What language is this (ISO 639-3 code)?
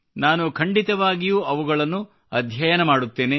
kan